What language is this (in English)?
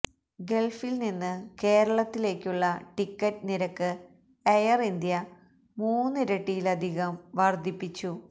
Malayalam